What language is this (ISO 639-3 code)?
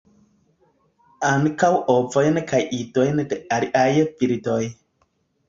epo